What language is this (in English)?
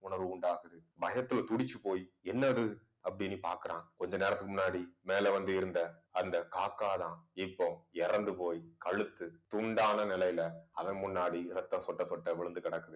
Tamil